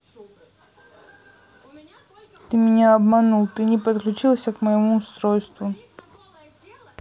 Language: Russian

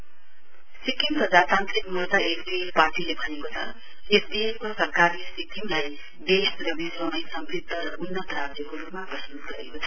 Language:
Nepali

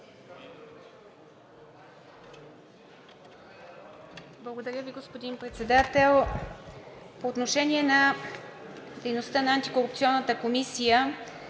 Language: Bulgarian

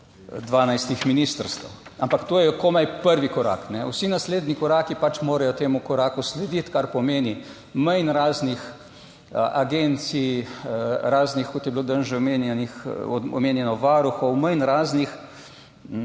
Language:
Slovenian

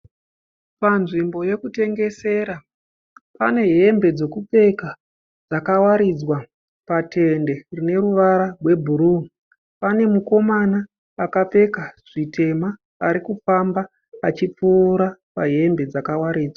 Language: Shona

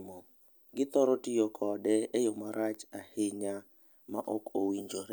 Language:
Luo (Kenya and Tanzania)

